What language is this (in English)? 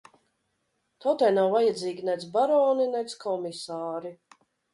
Latvian